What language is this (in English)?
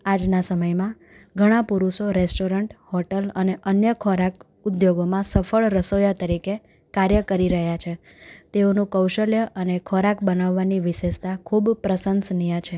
Gujarati